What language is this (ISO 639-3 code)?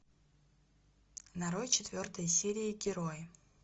rus